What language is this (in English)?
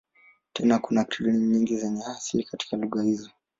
Swahili